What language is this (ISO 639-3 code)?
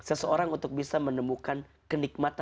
ind